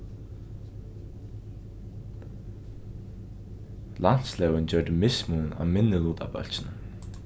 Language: Faroese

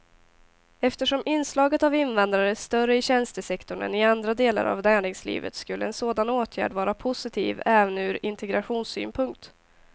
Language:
Swedish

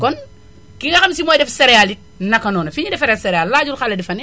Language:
Wolof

